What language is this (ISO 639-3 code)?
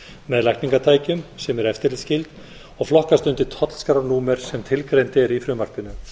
isl